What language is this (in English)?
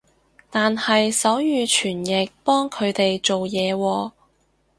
Cantonese